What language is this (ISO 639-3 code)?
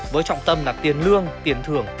vie